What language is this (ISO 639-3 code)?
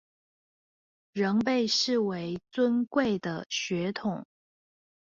zho